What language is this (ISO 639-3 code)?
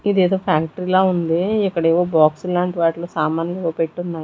tel